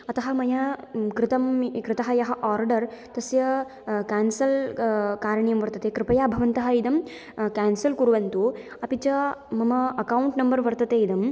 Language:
Sanskrit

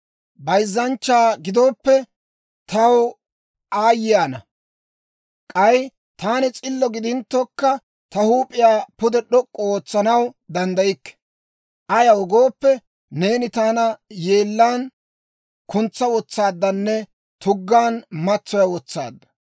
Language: Dawro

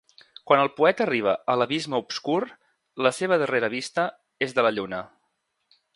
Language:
Catalan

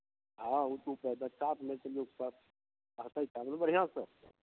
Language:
Maithili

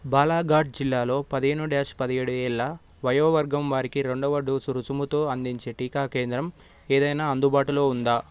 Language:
Telugu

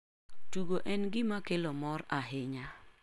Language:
Luo (Kenya and Tanzania)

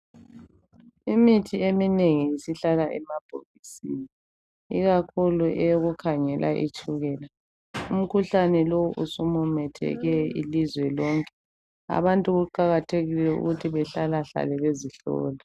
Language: North Ndebele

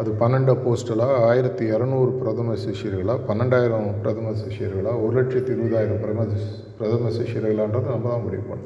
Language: Tamil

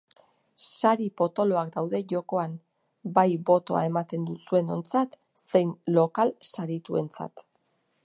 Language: Basque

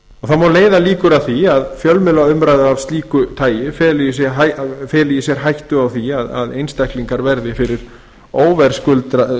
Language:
Icelandic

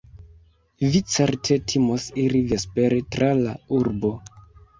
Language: Esperanto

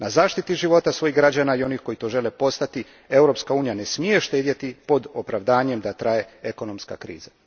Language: Croatian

